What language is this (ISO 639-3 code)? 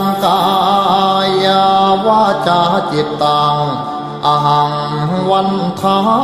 tha